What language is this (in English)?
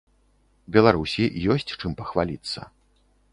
Belarusian